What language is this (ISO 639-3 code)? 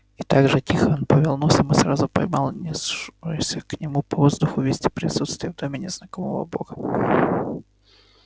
rus